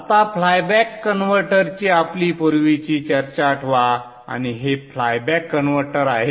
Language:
Marathi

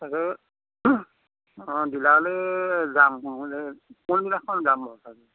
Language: Assamese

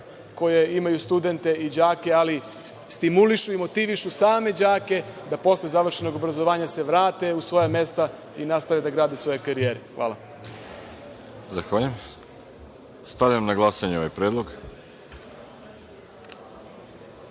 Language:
Serbian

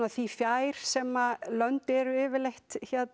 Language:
Icelandic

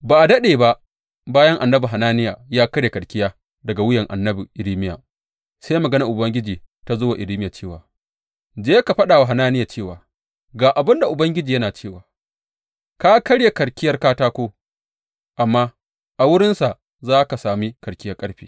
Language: Hausa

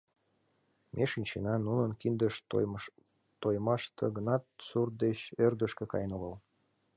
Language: Mari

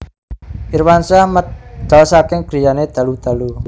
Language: Javanese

